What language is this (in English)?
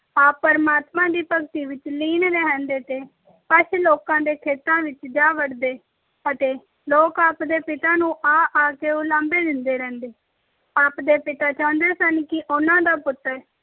Punjabi